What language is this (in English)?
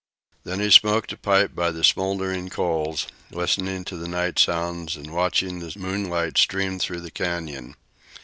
English